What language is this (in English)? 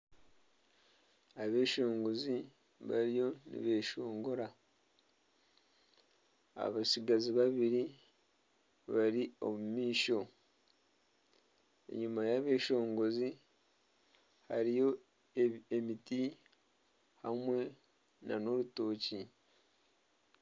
Nyankole